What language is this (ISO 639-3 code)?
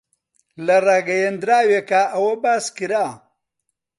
ckb